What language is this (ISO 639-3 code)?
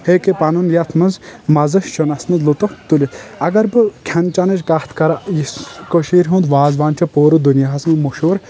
kas